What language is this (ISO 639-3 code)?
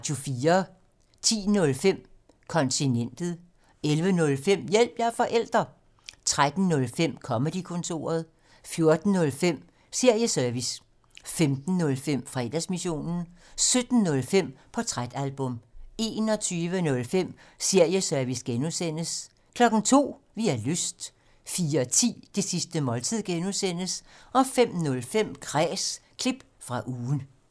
dan